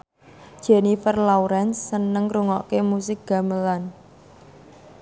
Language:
Javanese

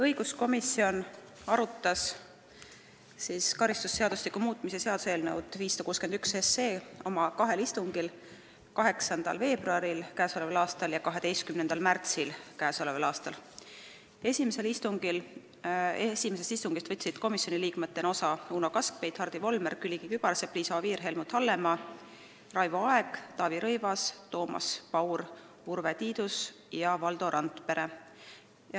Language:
Estonian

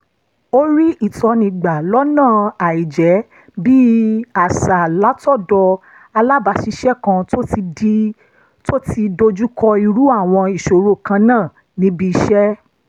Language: Yoruba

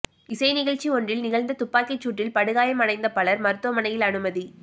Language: Tamil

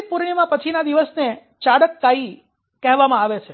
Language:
Gujarati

